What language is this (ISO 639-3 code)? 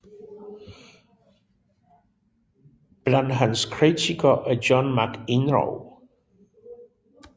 dan